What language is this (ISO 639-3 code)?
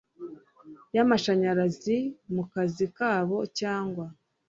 kin